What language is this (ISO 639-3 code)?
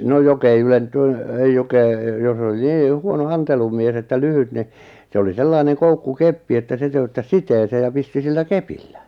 fin